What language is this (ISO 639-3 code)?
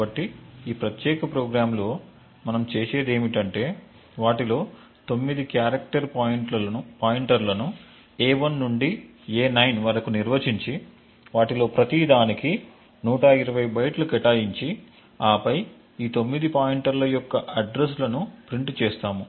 tel